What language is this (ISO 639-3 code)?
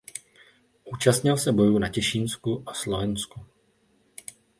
ces